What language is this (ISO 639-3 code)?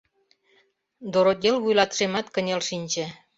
chm